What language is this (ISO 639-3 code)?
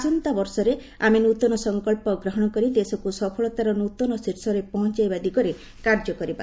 ori